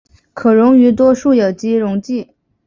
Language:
Chinese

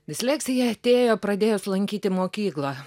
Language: Lithuanian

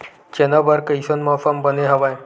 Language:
Chhattisgarhi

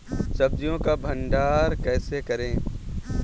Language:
Hindi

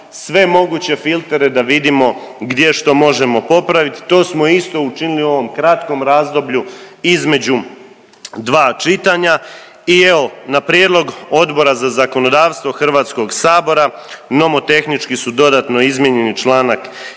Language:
Croatian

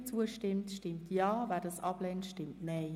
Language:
Swiss German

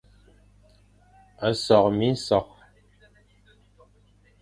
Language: Fang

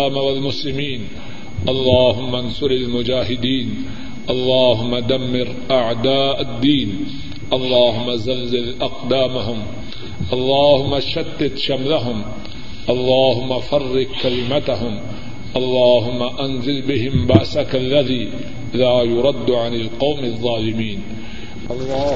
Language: Urdu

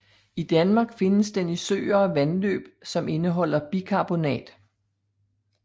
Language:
Danish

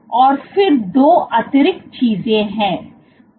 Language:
Hindi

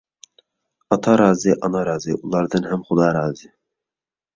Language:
Uyghur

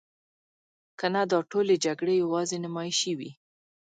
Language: Pashto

